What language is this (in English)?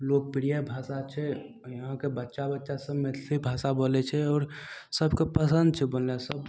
Maithili